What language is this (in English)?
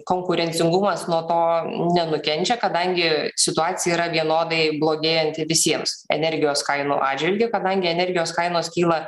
Lithuanian